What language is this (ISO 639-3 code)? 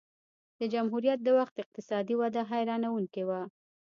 pus